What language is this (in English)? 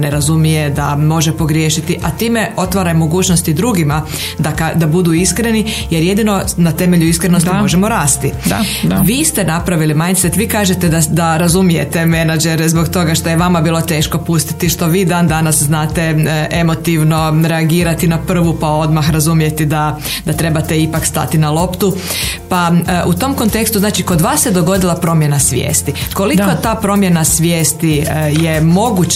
Croatian